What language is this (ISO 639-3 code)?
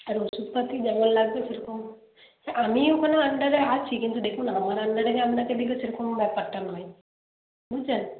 ben